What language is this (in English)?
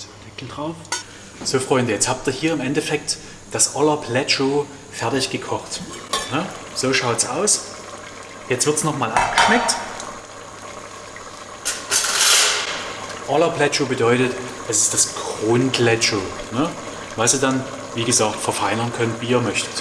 German